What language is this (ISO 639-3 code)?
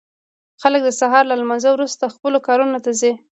pus